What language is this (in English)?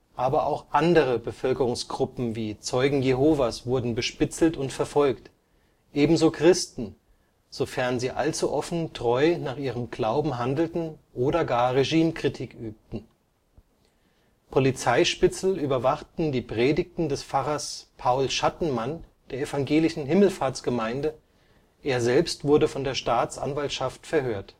German